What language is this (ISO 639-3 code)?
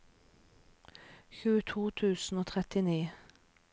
nor